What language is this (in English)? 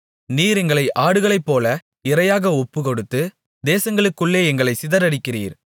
Tamil